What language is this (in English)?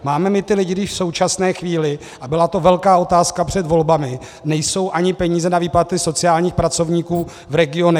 Czech